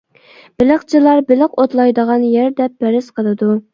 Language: Uyghur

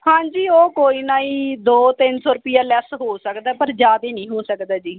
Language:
Punjabi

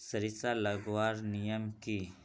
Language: Magahi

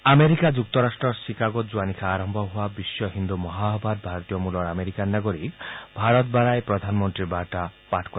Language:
Assamese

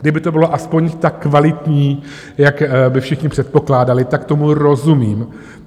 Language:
Czech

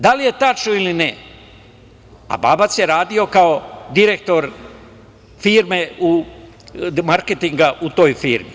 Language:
Serbian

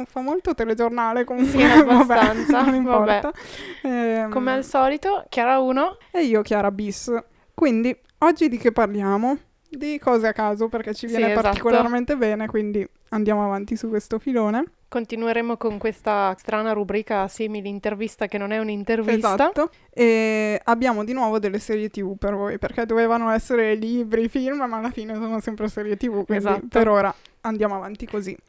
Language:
Italian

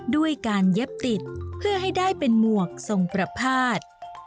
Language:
Thai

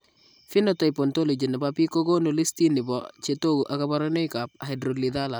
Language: Kalenjin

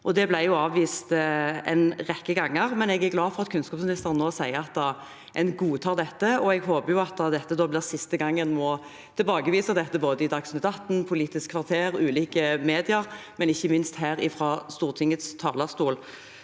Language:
Norwegian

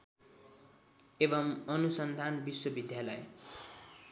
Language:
Nepali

